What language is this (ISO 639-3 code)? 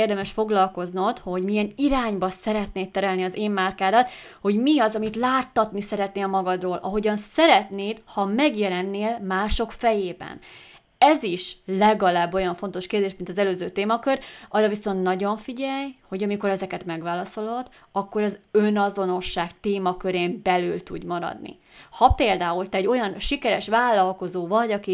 hun